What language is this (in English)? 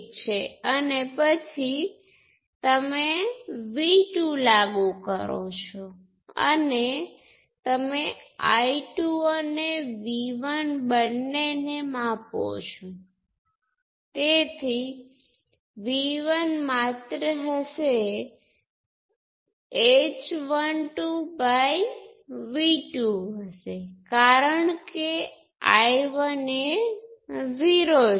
Gujarati